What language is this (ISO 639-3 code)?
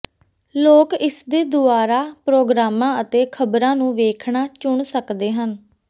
pan